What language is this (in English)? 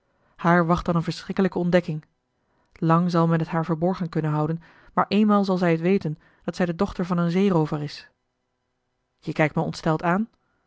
Dutch